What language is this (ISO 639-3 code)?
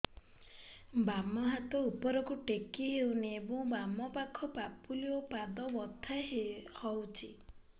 ori